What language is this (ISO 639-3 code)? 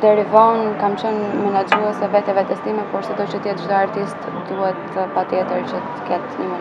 ron